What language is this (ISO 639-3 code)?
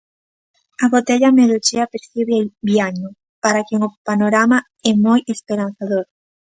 glg